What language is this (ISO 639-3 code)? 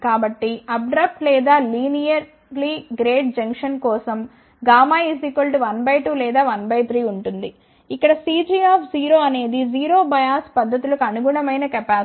tel